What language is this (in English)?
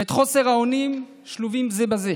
Hebrew